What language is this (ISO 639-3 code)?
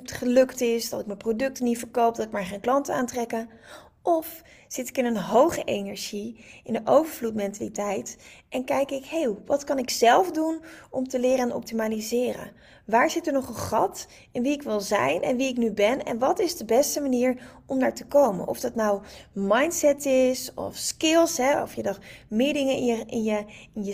nld